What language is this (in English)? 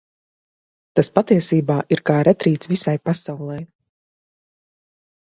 Latvian